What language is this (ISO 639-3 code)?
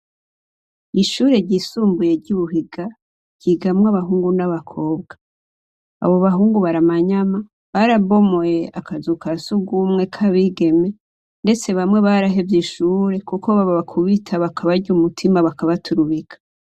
run